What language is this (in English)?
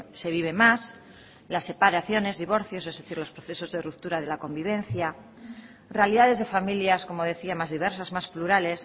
Spanish